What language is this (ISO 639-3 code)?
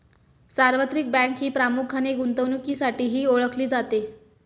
mar